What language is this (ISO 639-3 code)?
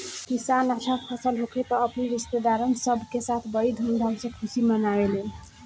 bho